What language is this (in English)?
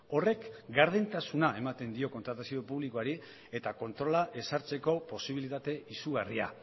Basque